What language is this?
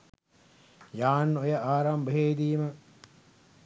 Sinhala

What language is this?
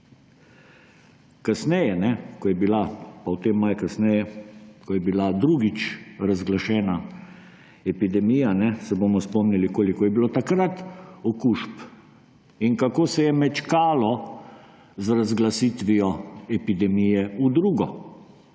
Slovenian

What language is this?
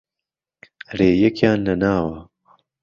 Central Kurdish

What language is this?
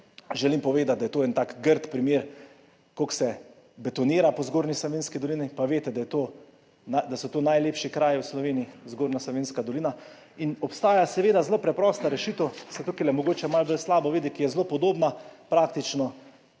Slovenian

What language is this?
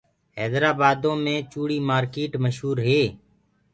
Gurgula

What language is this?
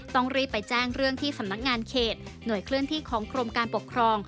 Thai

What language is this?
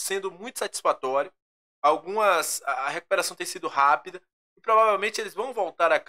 Portuguese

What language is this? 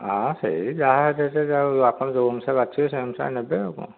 Odia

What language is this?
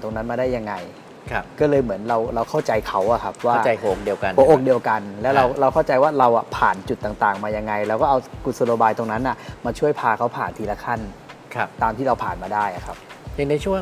Thai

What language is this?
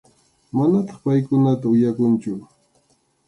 Arequipa-La Unión Quechua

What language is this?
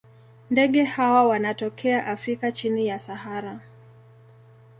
Swahili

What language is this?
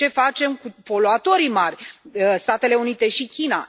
Romanian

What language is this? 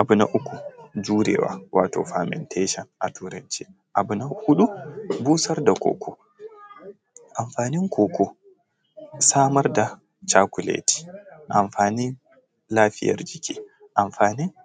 Hausa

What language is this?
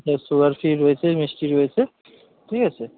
Bangla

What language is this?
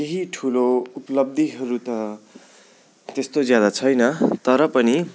Nepali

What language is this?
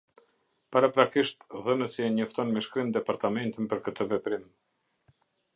Albanian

